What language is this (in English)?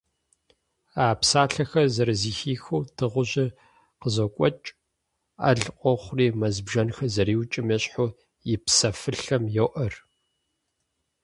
Kabardian